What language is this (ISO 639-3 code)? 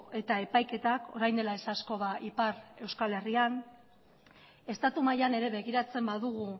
eus